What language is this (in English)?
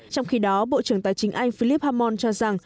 Vietnamese